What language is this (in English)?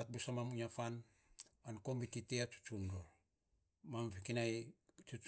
Saposa